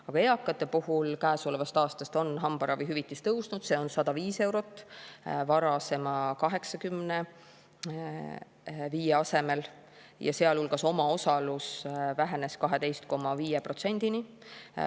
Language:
Estonian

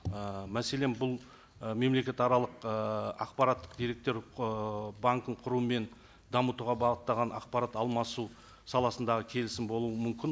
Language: Kazakh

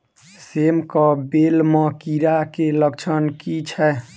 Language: Maithili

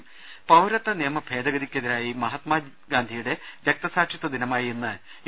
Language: Malayalam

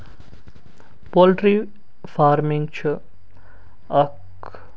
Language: Kashmiri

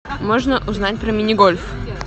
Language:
Russian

